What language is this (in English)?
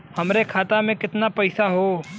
Bhojpuri